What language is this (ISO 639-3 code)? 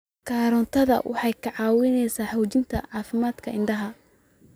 som